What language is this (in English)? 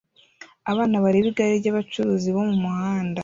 Kinyarwanda